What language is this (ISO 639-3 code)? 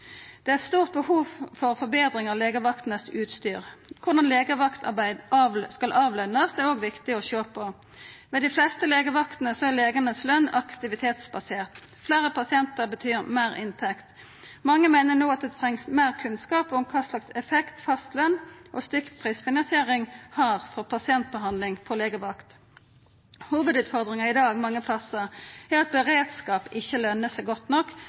nno